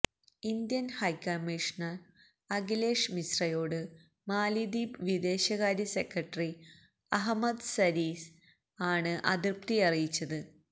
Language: Malayalam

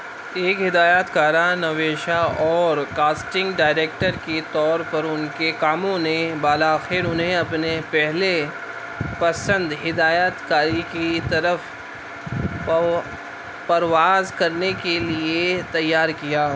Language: Urdu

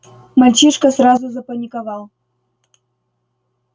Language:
Russian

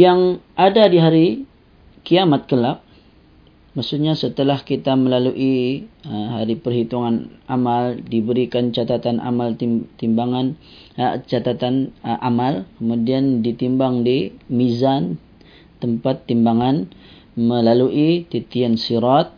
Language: Malay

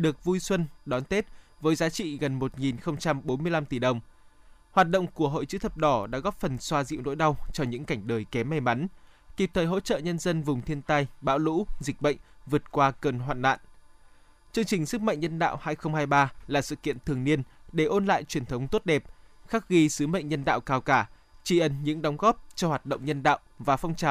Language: Vietnamese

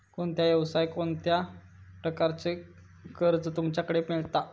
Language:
Marathi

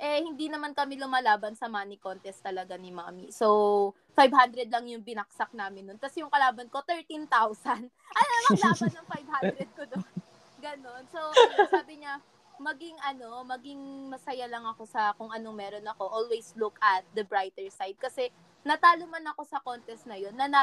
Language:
Filipino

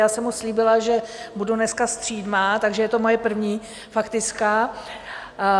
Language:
Czech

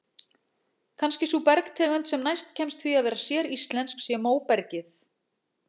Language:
Icelandic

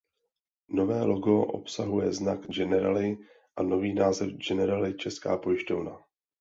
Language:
Czech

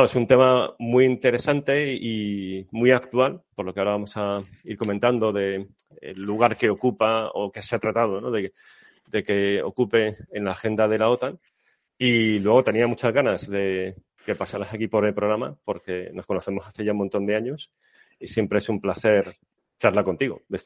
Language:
Spanish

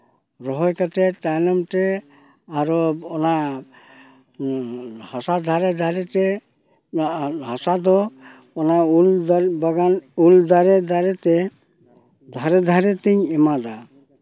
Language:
Santali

